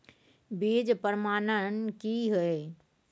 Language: Maithili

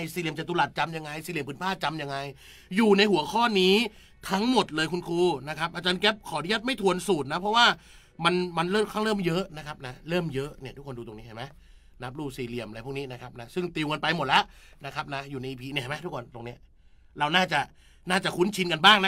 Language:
Thai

